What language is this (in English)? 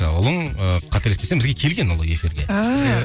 Kazakh